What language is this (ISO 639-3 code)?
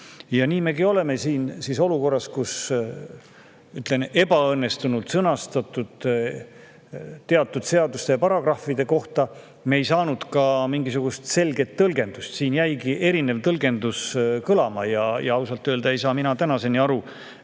est